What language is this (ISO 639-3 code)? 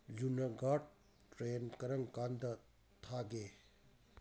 mni